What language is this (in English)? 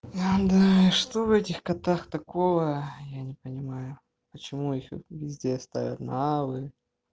Russian